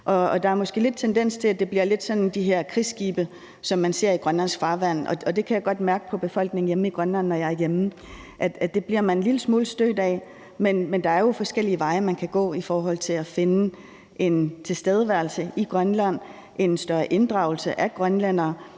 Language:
Danish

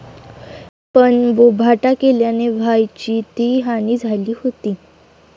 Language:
Marathi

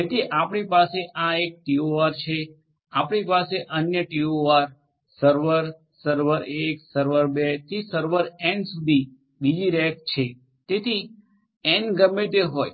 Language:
Gujarati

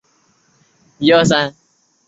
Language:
Chinese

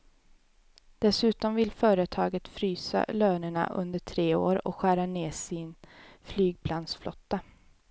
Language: Swedish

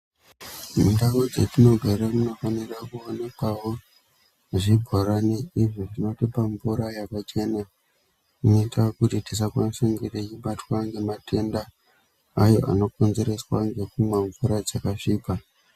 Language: Ndau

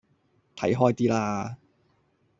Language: Cantonese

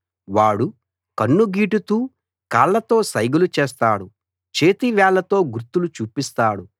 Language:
Telugu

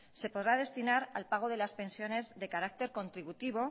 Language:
Spanish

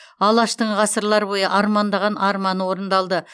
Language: Kazakh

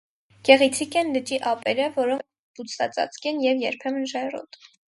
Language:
Armenian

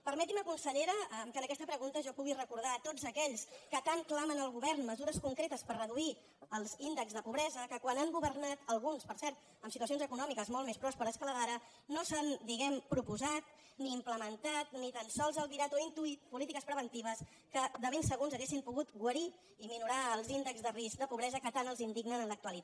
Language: Catalan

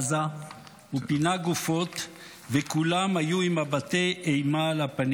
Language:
Hebrew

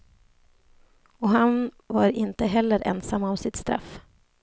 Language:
Swedish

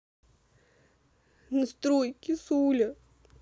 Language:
Russian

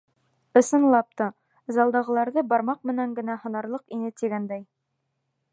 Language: Bashkir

